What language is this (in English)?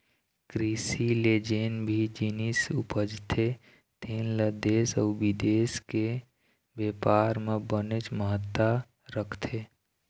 Chhattisgarhi